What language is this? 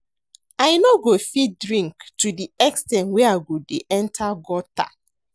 Nigerian Pidgin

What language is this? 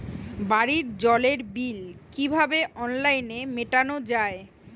Bangla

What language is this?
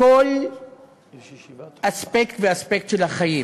Hebrew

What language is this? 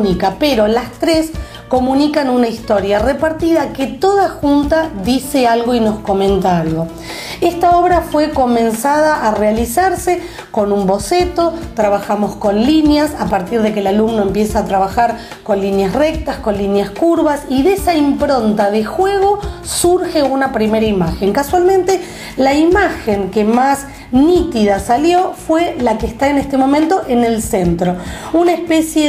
Spanish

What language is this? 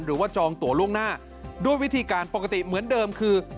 Thai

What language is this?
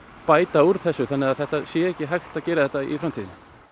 Icelandic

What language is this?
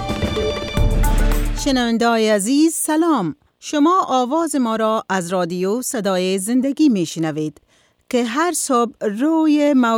Persian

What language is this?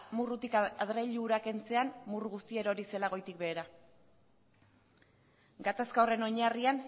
Basque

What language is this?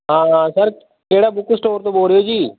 Punjabi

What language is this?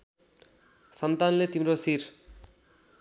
Nepali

